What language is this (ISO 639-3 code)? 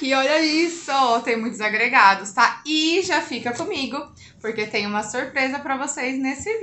por